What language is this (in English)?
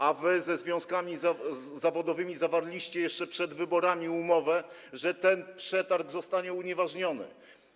Polish